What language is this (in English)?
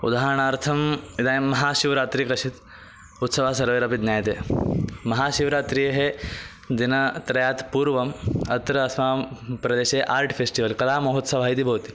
Sanskrit